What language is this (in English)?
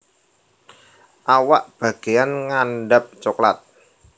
Javanese